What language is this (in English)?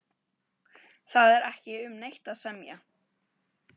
Icelandic